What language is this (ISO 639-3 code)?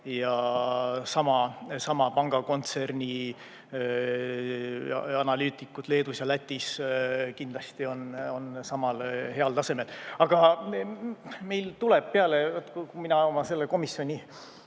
est